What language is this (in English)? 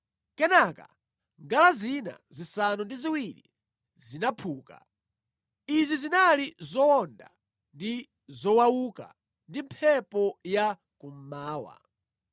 Nyanja